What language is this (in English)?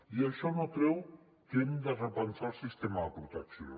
Catalan